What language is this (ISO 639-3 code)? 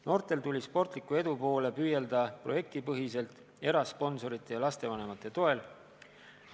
est